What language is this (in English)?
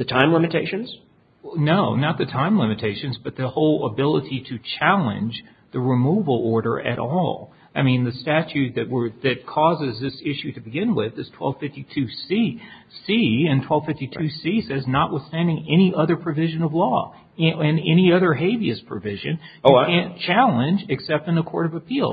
English